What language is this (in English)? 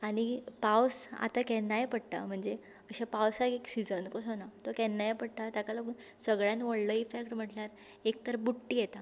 Konkani